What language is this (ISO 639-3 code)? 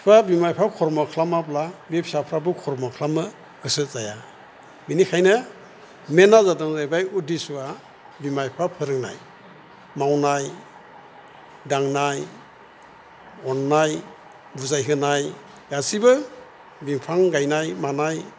brx